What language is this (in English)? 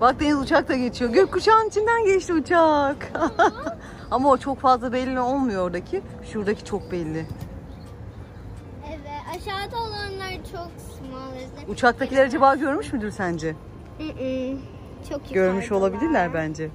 Turkish